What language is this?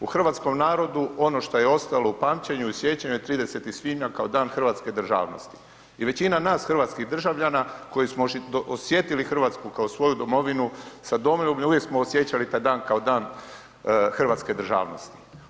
Croatian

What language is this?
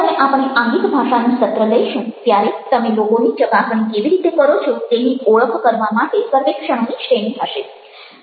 Gujarati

